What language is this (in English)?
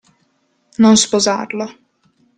Italian